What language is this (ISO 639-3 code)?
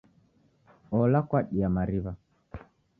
dav